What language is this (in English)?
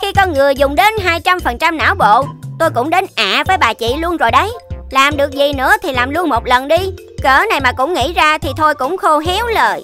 Vietnamese